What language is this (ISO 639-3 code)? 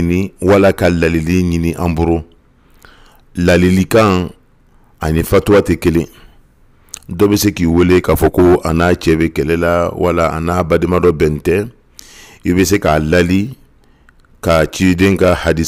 ara